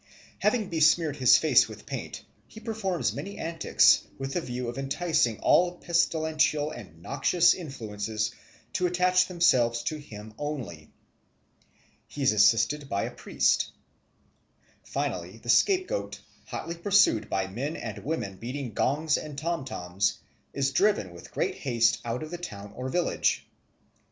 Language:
English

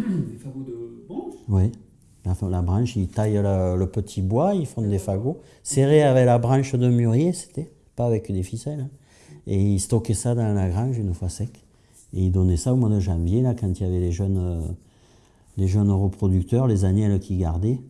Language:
French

